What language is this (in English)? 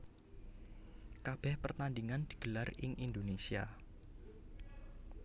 Javanese